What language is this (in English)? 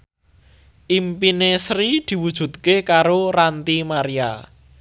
Javanese